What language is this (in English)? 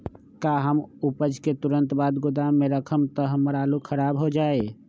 Magahi